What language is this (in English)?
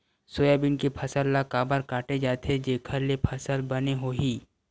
Chhattisgarhi